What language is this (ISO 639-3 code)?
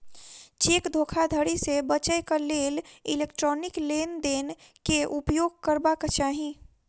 mai